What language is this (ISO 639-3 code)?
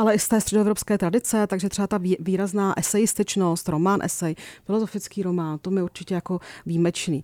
ces